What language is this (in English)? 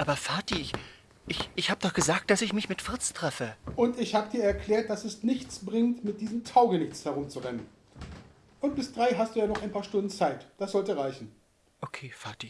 German